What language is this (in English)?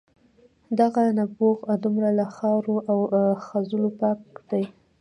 Pashto